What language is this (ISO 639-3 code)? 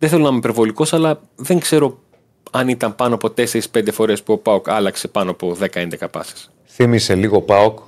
ell